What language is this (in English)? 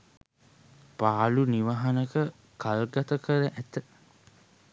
Sinhala